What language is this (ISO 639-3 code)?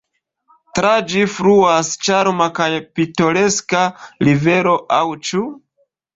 epo